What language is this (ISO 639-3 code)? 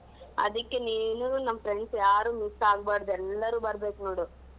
kan